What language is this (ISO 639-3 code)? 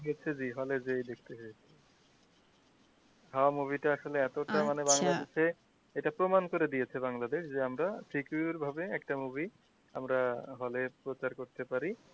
ben